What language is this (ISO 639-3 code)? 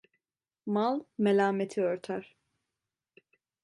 tur